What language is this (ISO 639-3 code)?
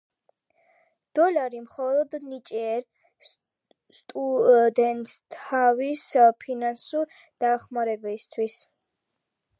kat